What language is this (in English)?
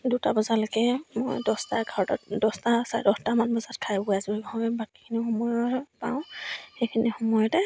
Assamese